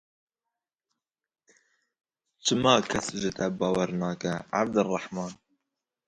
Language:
Kurdish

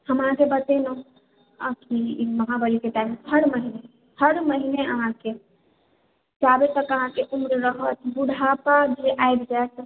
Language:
Maithili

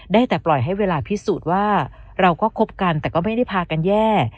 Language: Thai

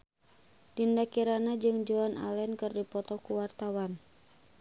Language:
Sundanese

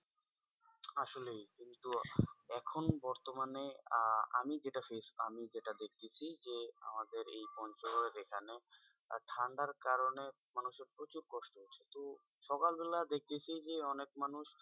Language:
Bangla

